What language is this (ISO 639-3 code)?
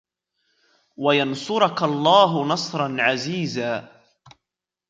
ara